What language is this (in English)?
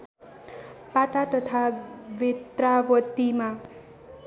Nepali